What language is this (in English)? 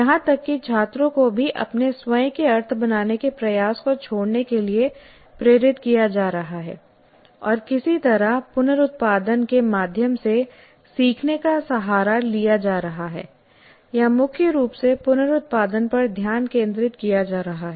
Hindi